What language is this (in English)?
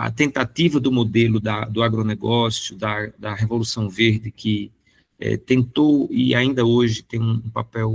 Portuguese